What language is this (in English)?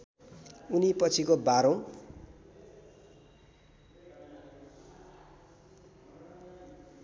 Nepali